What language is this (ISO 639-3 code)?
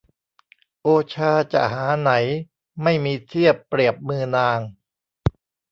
tha